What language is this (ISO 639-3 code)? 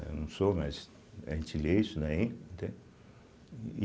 por